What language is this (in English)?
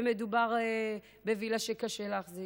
Hebrew